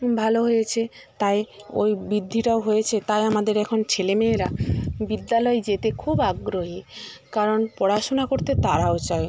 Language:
Bangla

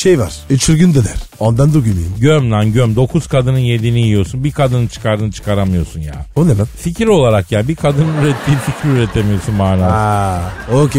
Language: Turkish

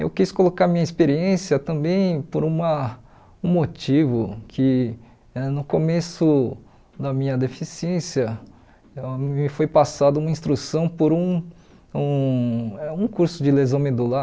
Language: Portuguese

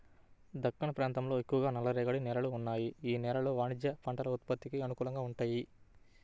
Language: Telugu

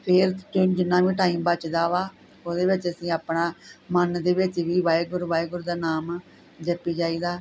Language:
Punjabi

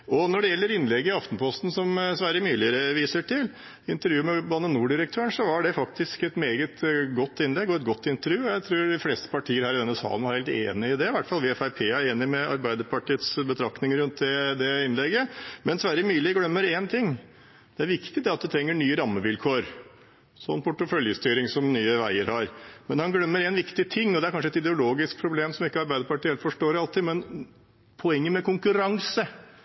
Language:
Norwegian Bokmål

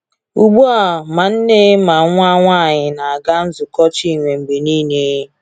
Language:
Igbo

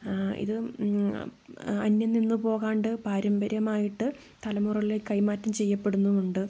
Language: Malayalam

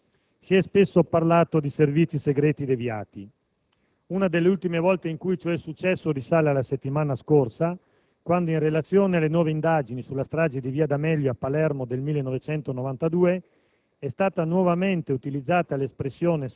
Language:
Italian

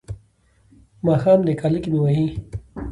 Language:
Pashto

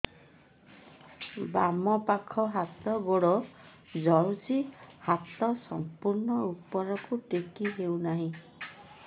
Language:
Odia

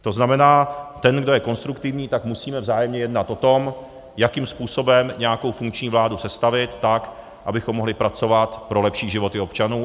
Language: Czech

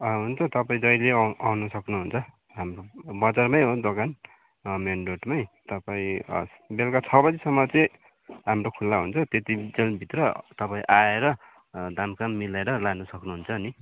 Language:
Nepali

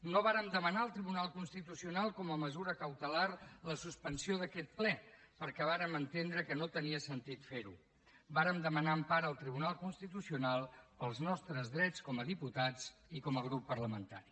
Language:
Catalan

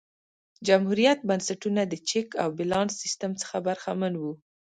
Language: Pashto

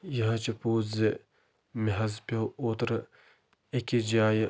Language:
Kashmiri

